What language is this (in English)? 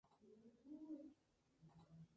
Spanish